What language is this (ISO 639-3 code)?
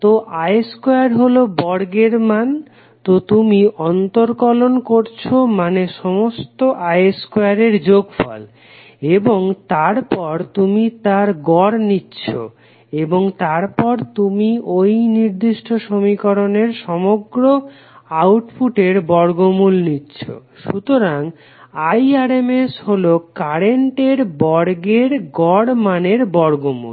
ben